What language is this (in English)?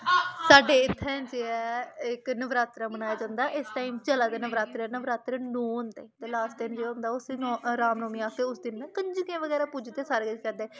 Dogri